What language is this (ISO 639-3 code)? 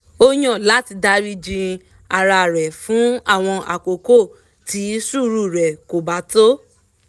yor